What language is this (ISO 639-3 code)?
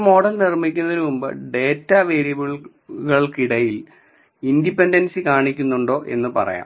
mal